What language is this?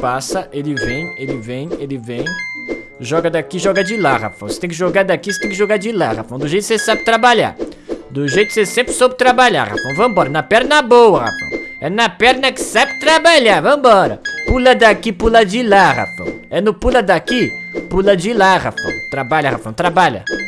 Portuguese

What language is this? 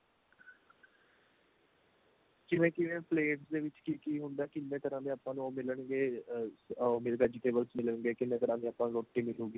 Punjabi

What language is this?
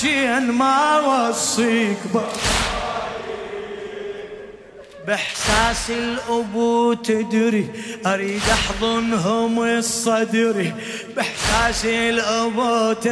Arabic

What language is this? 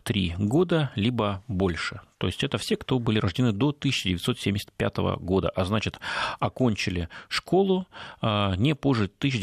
Russian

